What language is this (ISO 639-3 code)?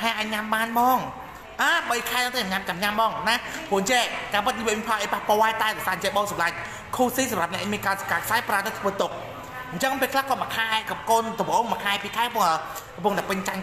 tha